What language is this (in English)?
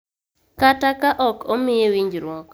Luo (Kenya and Tanzania)